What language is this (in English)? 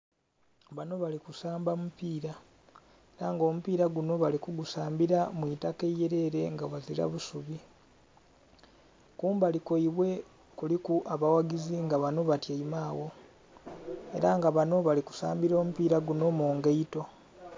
Soga